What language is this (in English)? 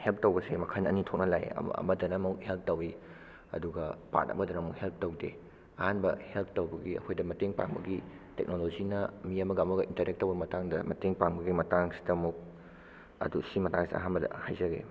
Manipuri